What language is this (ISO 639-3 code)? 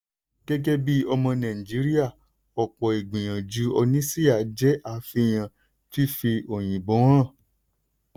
yor